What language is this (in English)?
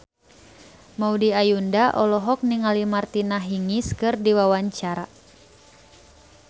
Sundanese